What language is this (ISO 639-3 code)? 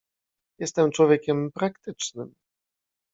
pol